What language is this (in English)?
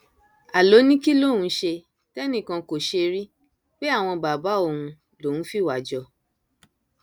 Yoruba